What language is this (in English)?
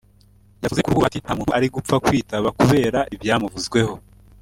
Kinyarwanda